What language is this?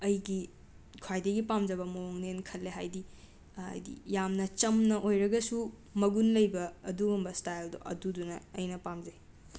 Manipuri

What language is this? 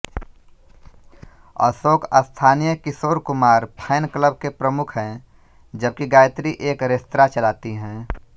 Hindi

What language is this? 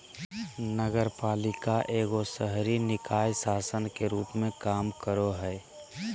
Magahi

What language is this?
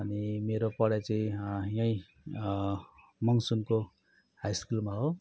Nepali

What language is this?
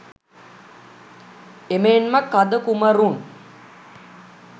Sinhala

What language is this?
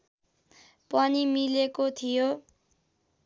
Nepali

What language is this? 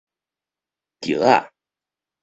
Min Nan Chinese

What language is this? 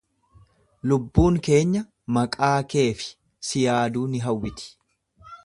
Oromo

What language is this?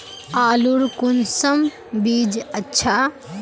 Magahi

